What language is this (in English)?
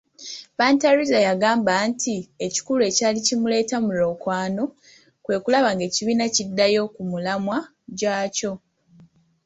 Ganda